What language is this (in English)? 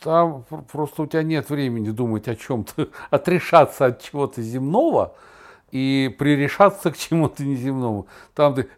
Russian